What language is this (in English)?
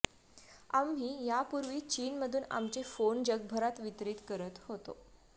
Marathi